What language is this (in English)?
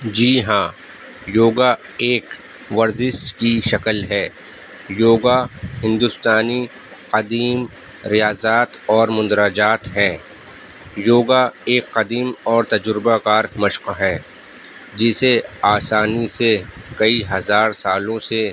Urdu